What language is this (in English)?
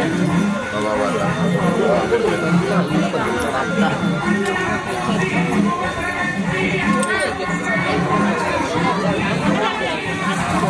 Tamil